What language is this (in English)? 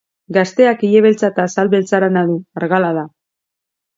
Basque